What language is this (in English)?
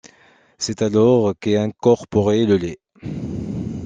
French